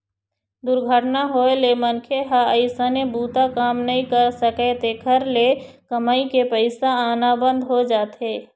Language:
Chhattisgarhi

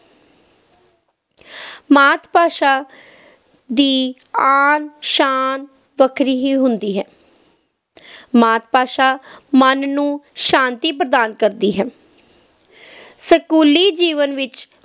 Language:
Punjabi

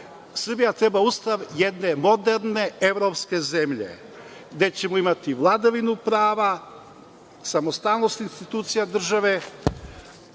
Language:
Serbian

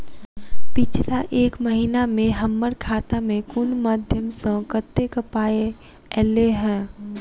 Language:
Maithili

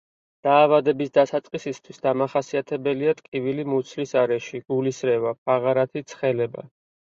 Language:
Georgian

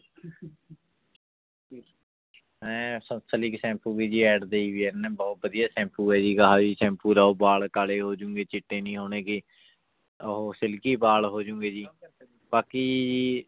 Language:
Punjabi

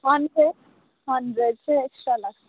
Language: Nepali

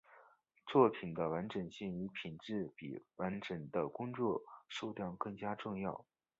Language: Chinese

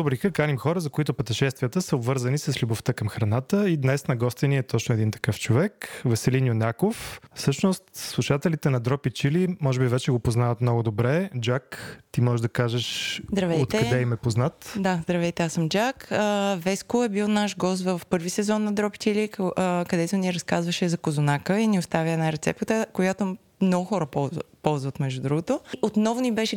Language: Bulgarian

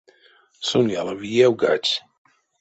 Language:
Erzya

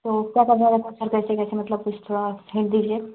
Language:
Hindi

